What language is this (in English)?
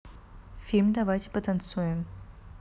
Russian